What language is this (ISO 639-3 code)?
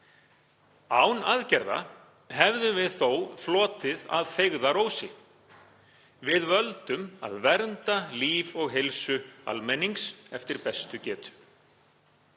isl